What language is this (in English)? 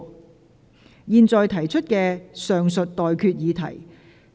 Cantonese